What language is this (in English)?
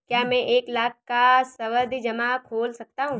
Hindi